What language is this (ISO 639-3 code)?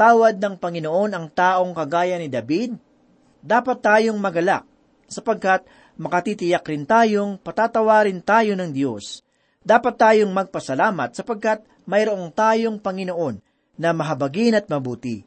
fil